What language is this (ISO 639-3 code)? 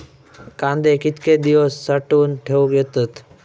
mar